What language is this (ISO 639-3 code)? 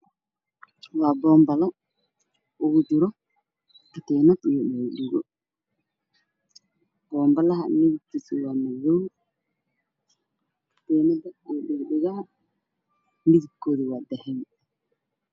som